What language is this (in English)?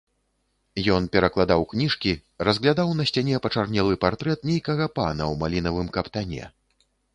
Belarusian